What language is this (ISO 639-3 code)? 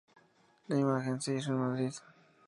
spa